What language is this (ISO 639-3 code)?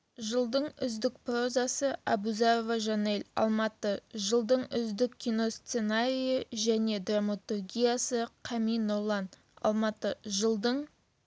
kaz